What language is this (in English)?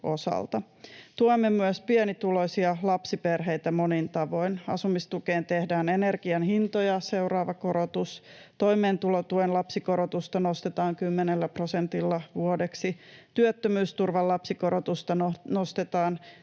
Finnish